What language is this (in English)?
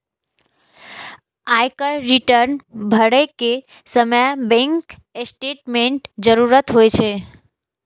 Maithili